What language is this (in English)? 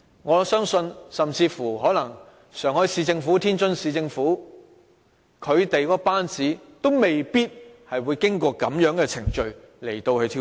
Cantonese